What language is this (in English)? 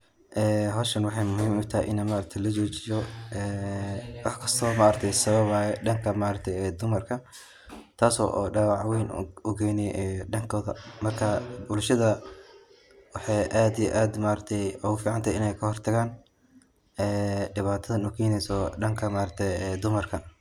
Somali